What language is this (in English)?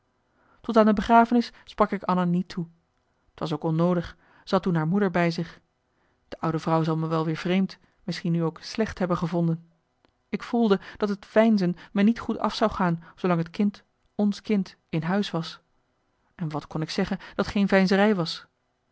Dutch